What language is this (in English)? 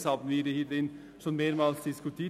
Swiss German